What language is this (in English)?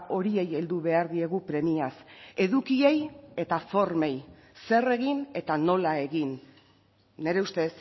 Basque